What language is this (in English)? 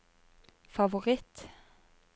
Norwegian